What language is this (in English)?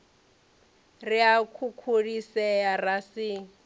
Venda